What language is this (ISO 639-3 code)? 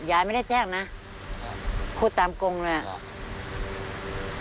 tha